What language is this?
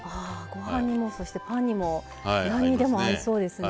Japanese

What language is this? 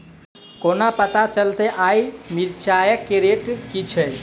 Maithili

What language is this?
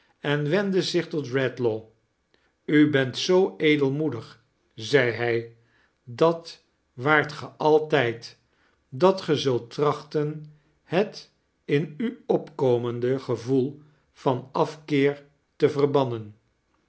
Dutch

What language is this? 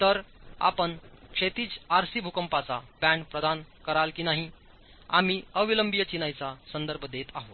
Marathi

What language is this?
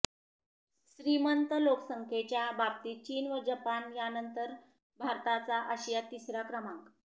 Marathi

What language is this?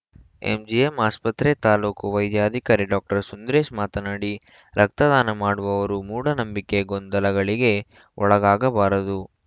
Kannada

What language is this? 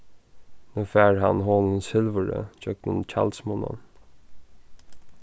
Faroese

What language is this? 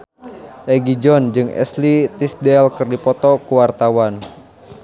Sundanese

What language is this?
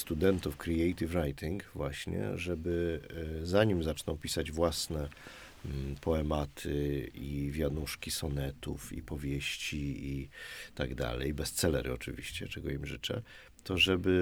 Polish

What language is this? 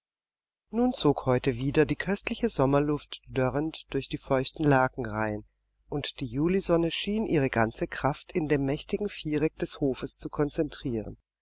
German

